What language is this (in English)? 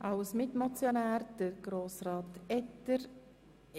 Swiss German